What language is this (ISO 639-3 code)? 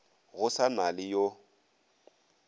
nso